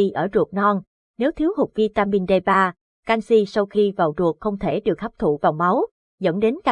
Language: Vietnamese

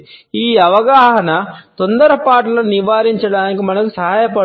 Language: Telugu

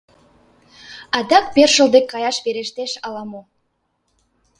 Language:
Mari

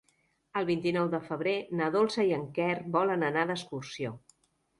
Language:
Catalan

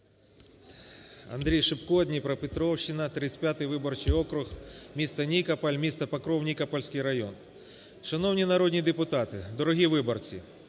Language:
Ukrainian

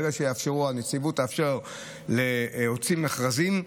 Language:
Hebrew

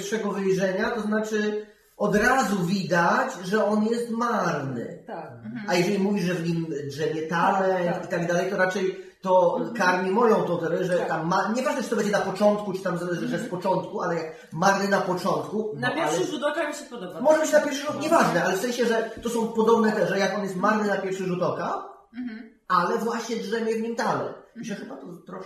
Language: Polish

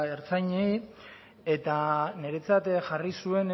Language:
Basque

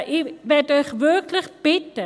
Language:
Swiss German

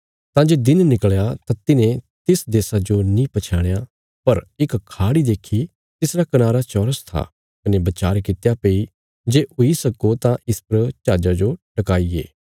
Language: Bilaspuri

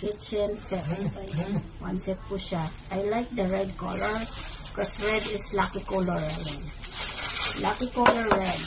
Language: Filipino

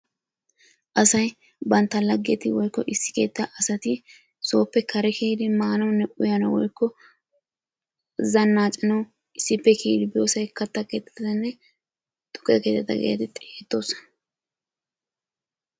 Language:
Wolaytta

